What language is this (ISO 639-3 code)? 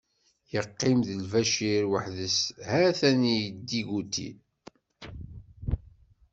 kab